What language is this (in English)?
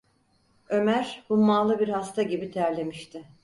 Turkish